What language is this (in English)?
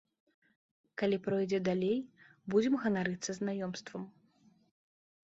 Belarusian